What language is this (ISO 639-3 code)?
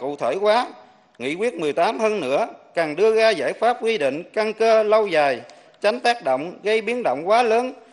vie